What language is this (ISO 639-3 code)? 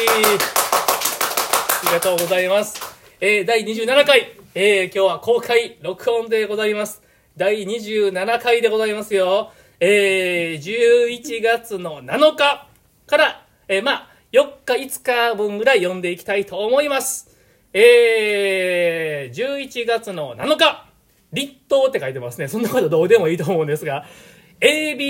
jpn